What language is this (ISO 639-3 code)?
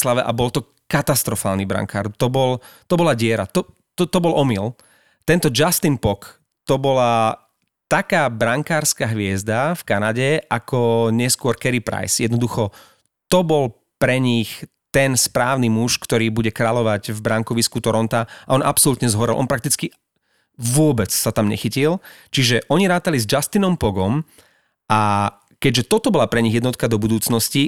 slk